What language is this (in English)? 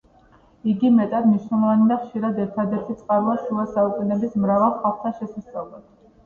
Georgian